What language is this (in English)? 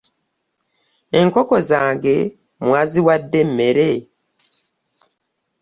Ganda